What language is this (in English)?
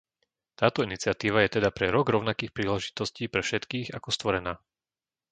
Slovak